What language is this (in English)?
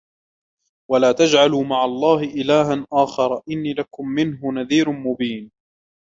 Arabic